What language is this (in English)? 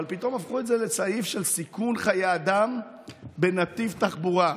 Hebrew